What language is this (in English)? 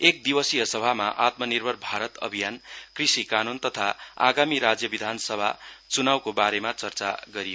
Nepali